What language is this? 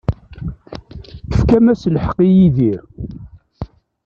Kabyle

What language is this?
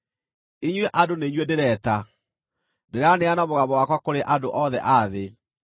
Kikuyu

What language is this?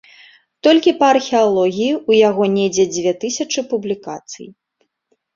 Belarusian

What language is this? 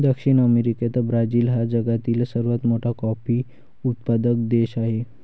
Marathi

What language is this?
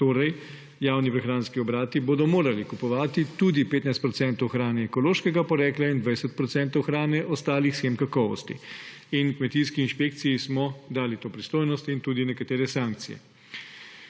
Slovenian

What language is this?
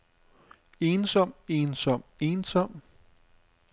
Danish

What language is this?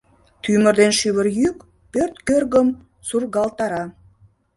Mari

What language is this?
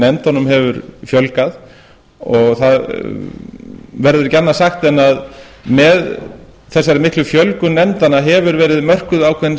Icelandic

